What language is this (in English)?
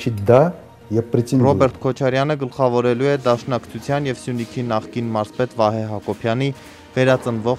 Romanian